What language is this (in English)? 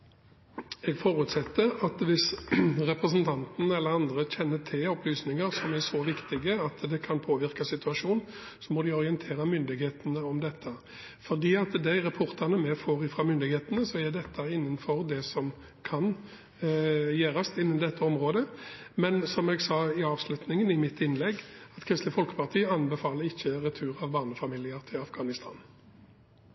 Norwegian Bokmål